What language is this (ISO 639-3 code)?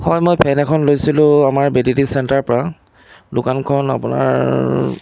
asm